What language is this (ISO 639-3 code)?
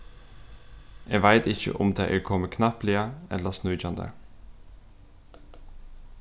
fao